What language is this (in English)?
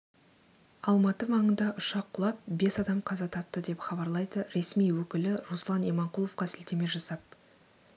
Kazakh